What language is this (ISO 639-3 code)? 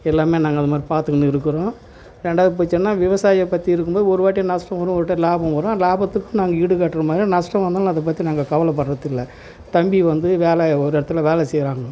tam